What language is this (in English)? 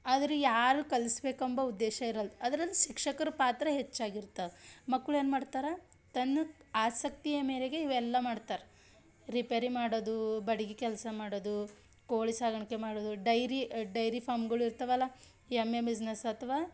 Kannada